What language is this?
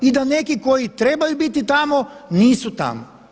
Croatian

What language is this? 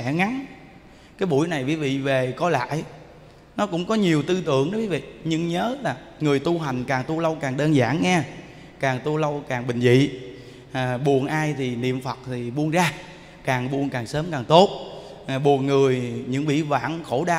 Vietnamese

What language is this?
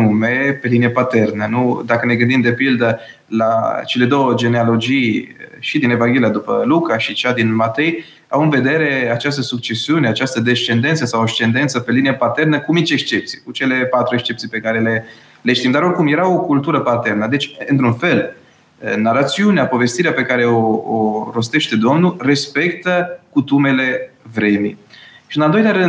Romanian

